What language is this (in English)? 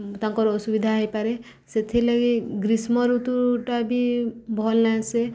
Odia